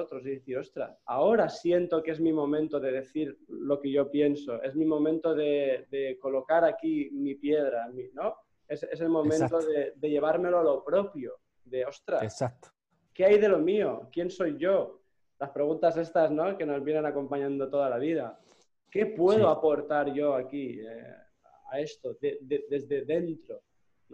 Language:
Spanish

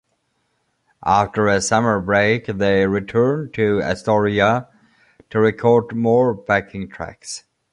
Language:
English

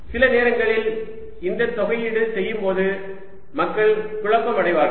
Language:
Tamil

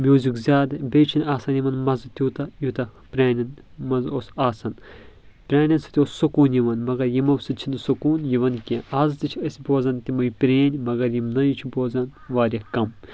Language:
Kashmiri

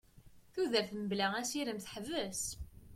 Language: Kabyle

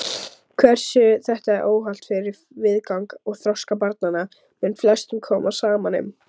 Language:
Icelandic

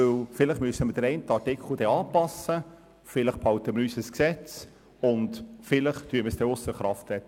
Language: Swiss German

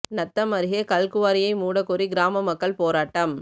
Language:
Tamil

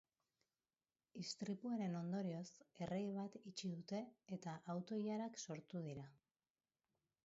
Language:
Basque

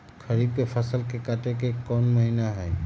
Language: Magahi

